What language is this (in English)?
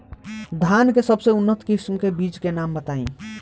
Bhojpuri